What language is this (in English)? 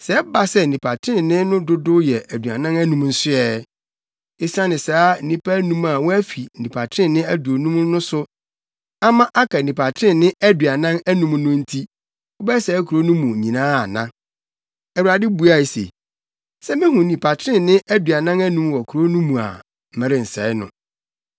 Akan